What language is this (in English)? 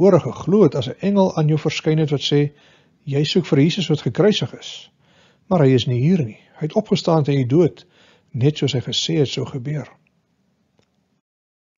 Dutch